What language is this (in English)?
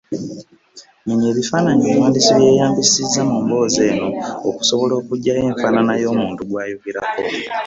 Ganda